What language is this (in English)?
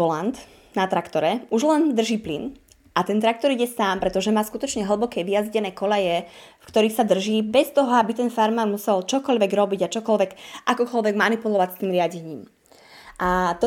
Slovak